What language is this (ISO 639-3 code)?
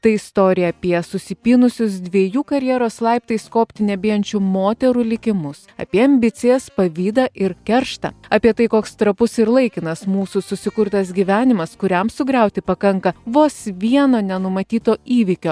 lit